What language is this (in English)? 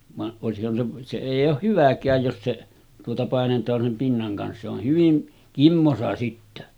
Finnish